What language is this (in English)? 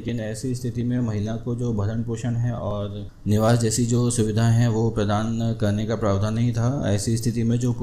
Hindi